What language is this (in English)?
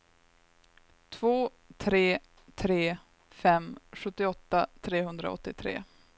Swedish